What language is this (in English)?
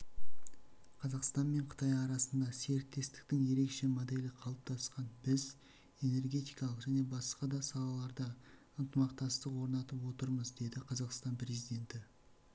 Kazakh